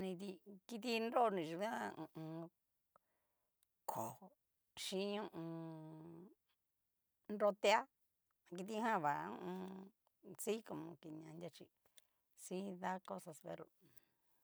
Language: Cacaloxtepec Mixtec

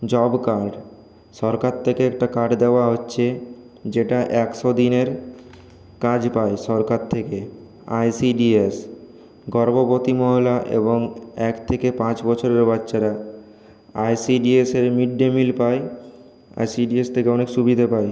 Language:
Bangla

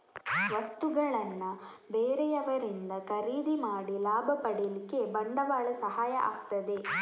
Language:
Kannada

